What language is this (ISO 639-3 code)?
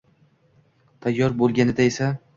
uzb